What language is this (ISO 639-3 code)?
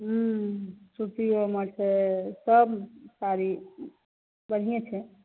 mai